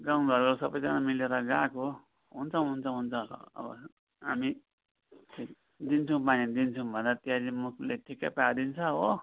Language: Nepali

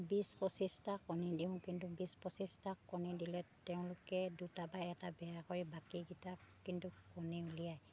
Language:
Assamese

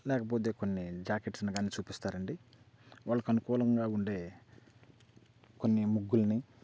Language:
Telugu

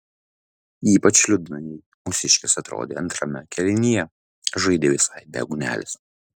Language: Lithuanian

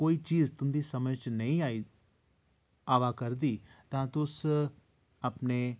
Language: Dogri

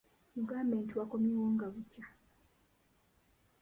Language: Ganda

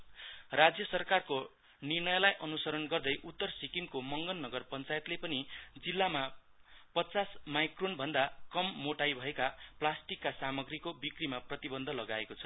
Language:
Nepali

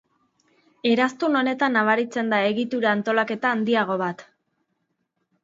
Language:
Basque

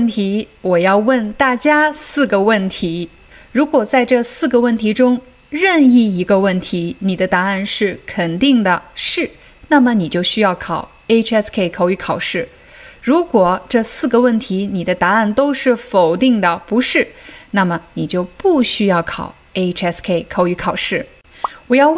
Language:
Chinese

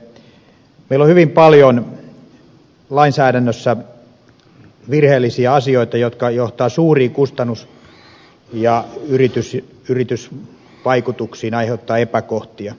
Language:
Finnish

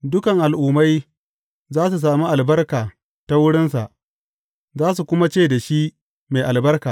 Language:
Hausa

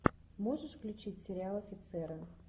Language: Russian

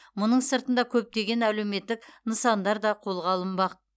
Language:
Kazakh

